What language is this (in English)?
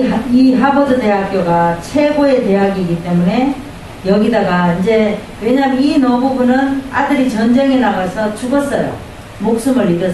Korean